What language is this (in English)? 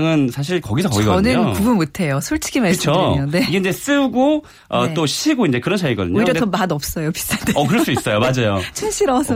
Korean